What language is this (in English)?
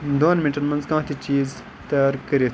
Kashmiri